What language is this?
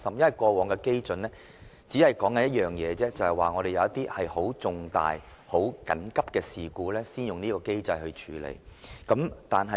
Cantonese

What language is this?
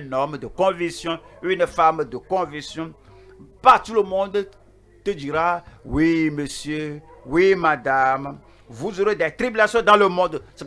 French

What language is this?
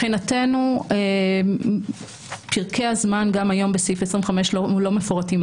Hebrew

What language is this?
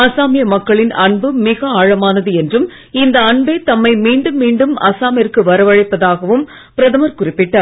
Tamil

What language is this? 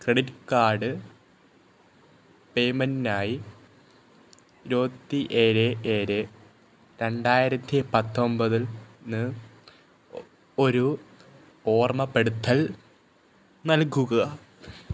Malayalam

